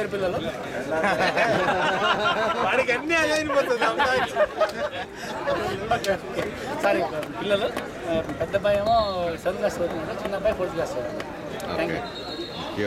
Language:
Greek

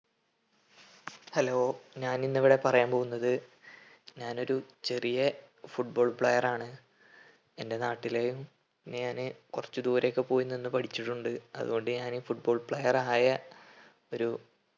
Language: Malayalam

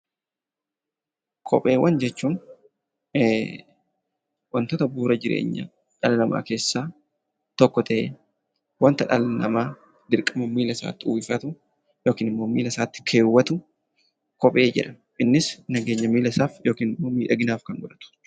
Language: Oromo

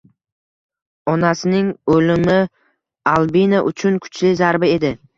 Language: Uzbek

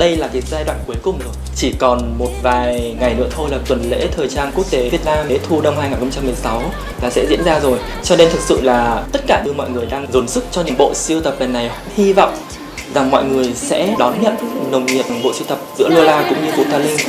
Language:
Vietnamese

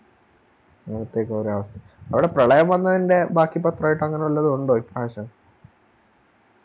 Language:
Malayalam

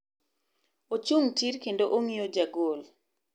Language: Luo (Kenya and Tanzania)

